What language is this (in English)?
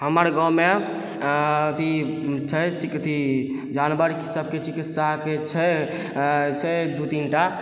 Maithili